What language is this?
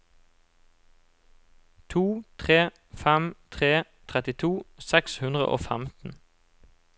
Norwegian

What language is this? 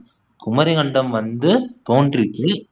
Tamil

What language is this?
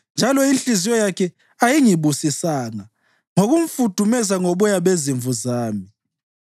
North Ndebele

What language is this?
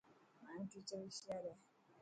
Dhatki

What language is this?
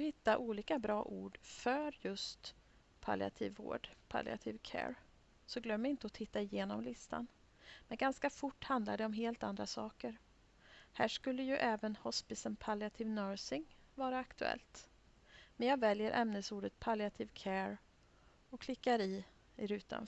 Swedish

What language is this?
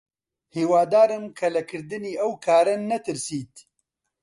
Central Kurdish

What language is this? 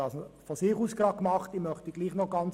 Swiss German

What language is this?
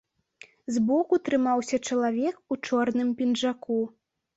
Belarusian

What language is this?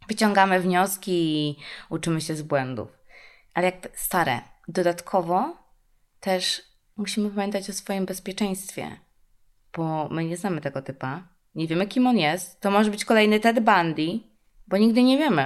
Polish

